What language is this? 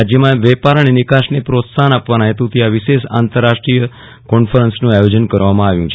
Gujarati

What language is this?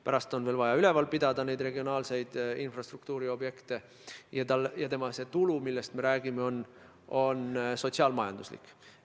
Estonian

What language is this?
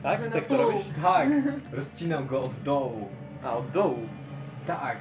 Polish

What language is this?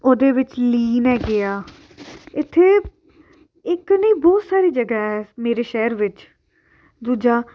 Punjabi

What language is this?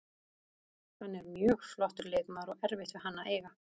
Icelandic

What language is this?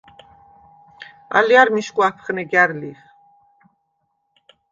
Svan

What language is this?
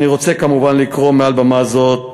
Hebrew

